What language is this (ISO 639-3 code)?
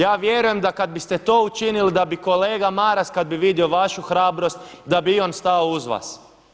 hrv